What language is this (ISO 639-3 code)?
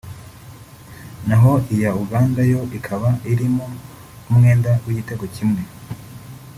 kin